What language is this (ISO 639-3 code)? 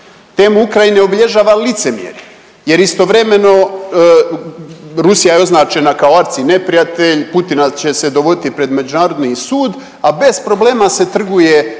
hrv